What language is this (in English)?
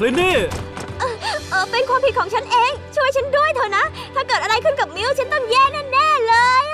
Thai